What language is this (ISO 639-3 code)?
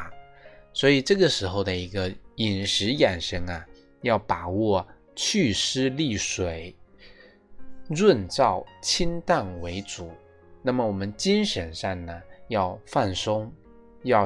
zho